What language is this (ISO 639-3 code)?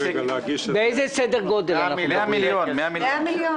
heb